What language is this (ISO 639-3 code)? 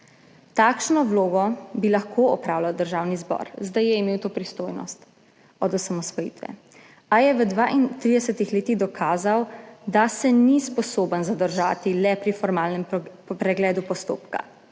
slv